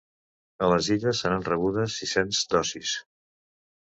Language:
Catalan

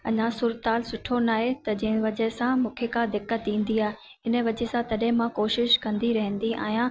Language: Sindhi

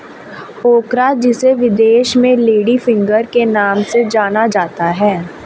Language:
Hindi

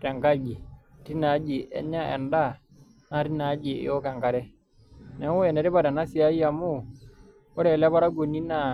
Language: Masai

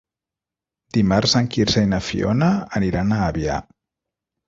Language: Catalan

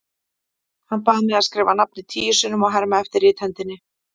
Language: Icelandic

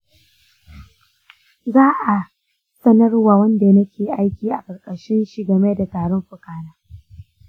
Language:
Hausa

